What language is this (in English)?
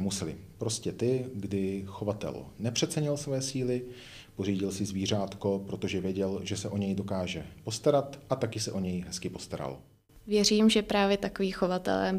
Czech